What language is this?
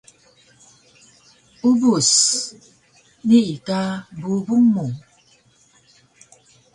Taroko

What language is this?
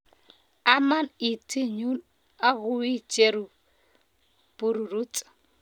Kalenjin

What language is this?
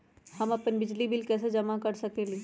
Magahi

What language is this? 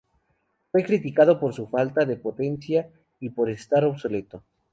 Spanish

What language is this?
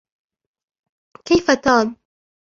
Arabic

